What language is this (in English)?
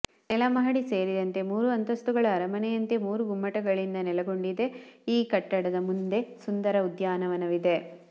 Kannada